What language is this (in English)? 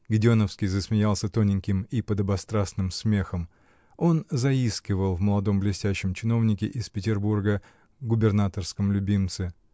Russian